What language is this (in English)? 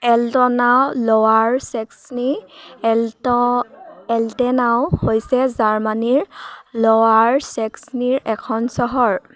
Assamese